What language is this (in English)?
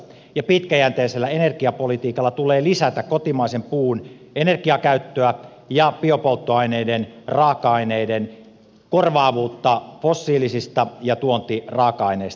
Finnish